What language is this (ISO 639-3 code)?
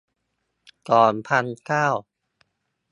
tha